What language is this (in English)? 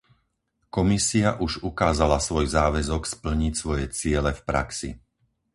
Slovak